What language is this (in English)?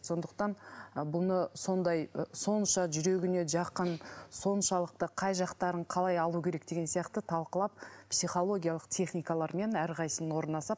Kazakh